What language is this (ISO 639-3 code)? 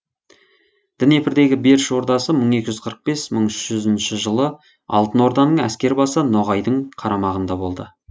kaz